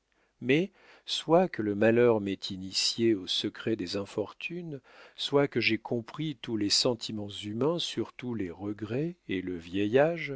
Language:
French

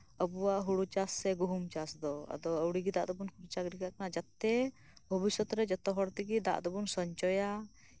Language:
Santali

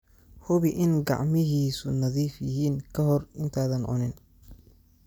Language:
Somali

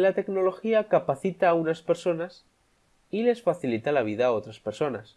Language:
Spanish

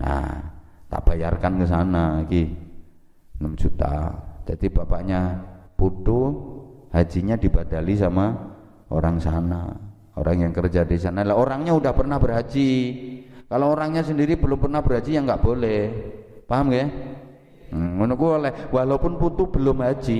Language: Indonesian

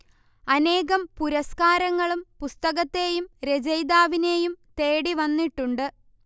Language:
Malayalam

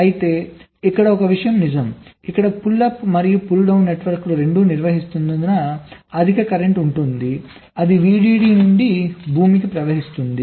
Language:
Telugu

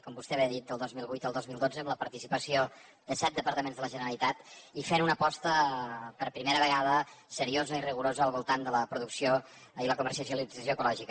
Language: Catalan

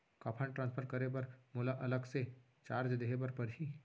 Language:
Chhattisgarhi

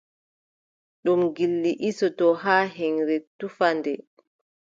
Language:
Adamawa Fulfulde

